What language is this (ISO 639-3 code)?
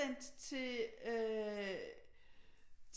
dan